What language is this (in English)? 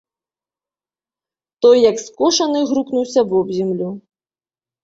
Belarusian